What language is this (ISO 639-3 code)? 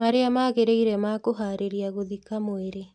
kik